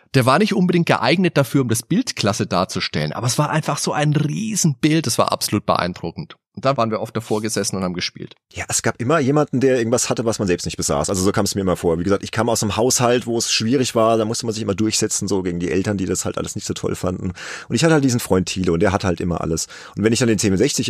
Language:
German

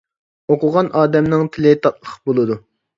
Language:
Uyghur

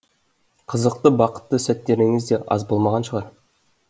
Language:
Kazakh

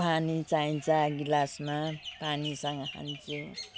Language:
Nepali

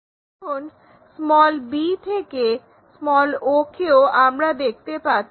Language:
Bangla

